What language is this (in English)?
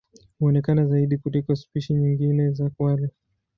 Swahili